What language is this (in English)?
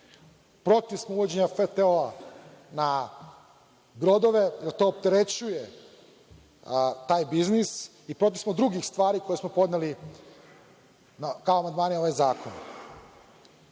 Serbian